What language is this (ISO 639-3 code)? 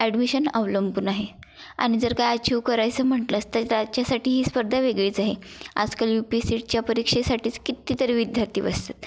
mar